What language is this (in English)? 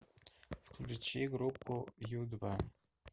Russian